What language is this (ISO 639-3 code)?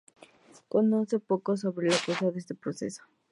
spa